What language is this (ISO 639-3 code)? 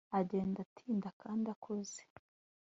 kin